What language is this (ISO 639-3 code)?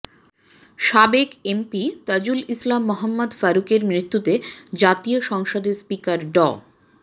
ben